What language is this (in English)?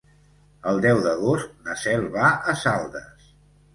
Catalan